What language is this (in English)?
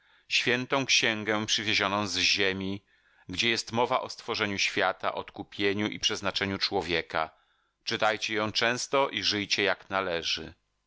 Polish